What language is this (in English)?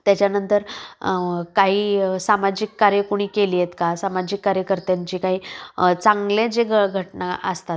Marathi